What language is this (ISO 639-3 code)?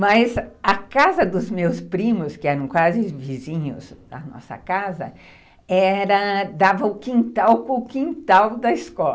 por